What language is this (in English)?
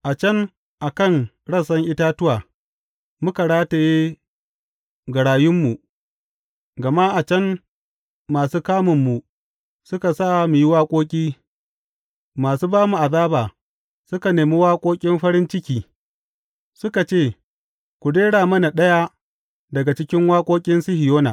Hausa